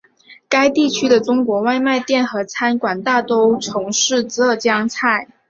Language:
Chinese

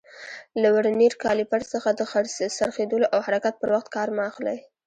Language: Pashto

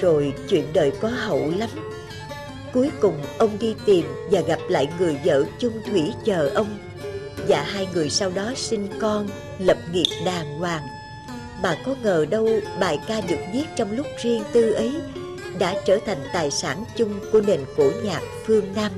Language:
Vietnamese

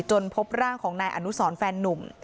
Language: Thai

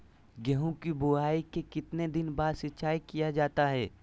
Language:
Magahi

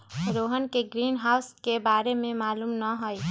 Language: Magahi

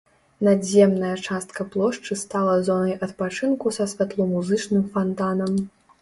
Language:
Belarusian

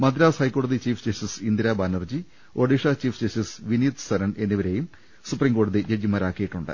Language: Malayalam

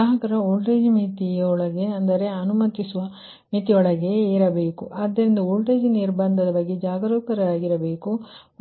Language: Kannada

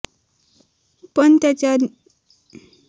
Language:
Marathi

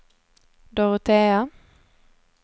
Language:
Swedish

